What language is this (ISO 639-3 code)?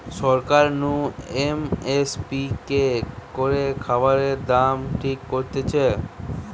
ben